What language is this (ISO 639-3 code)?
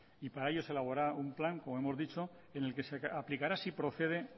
spa